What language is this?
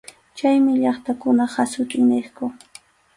Arequipa-La Unión Quechua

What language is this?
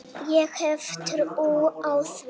Icelandic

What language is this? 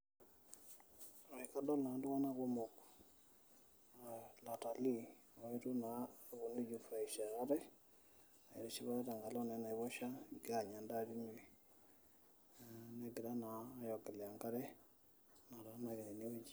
Masai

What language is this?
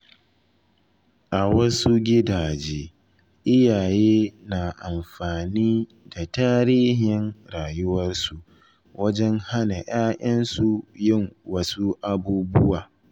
Hausa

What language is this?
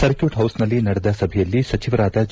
Kannada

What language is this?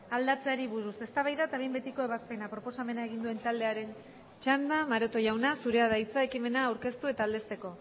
Basque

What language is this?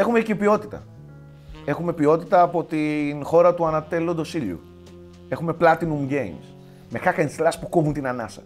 Greek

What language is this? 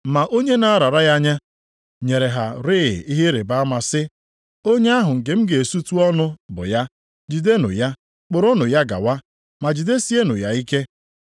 Igbo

